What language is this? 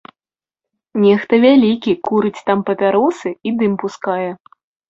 Belarusian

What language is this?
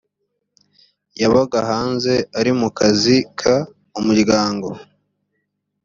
Kinyarwanda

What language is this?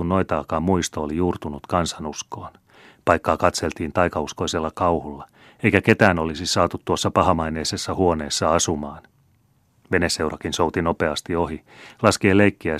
Finnish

